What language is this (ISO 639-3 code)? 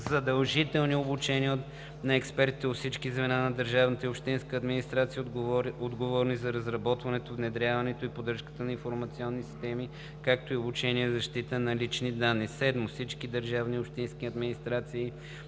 bul